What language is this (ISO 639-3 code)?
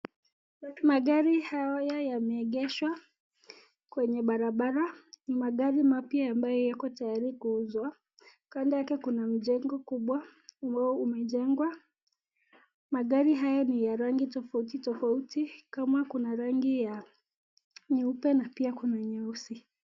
swa